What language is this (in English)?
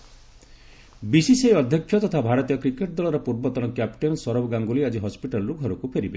Odia